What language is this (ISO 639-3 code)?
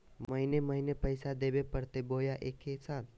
mag